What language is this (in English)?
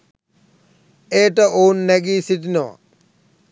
Sinhala